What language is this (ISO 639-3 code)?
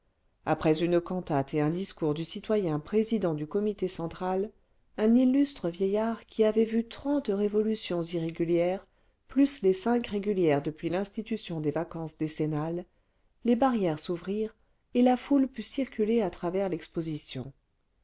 fra